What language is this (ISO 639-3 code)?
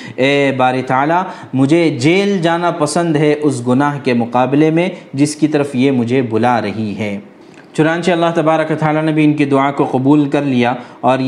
urd